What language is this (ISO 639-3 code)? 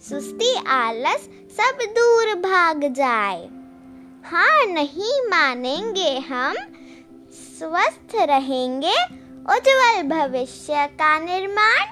hin